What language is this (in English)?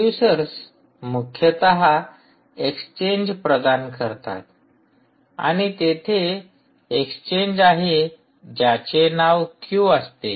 Marathi